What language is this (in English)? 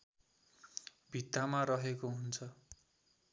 Nepali